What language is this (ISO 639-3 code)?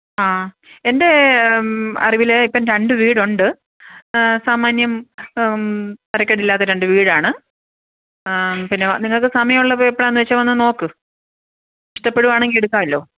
mal